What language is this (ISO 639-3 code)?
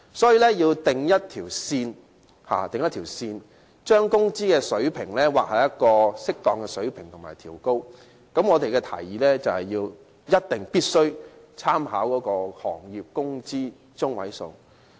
yue